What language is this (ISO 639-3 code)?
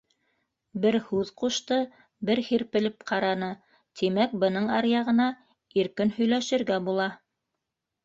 bak